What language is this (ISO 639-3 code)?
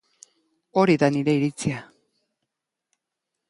eus